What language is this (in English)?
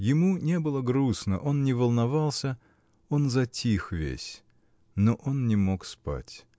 Russian